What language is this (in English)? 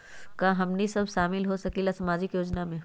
Magahi